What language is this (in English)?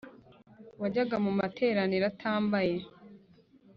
Kinyarwanda